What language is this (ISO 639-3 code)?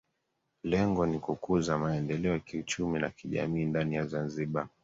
swa